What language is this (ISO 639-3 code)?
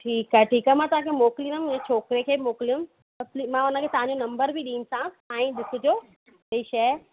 snd